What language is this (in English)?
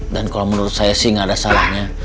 Indonesian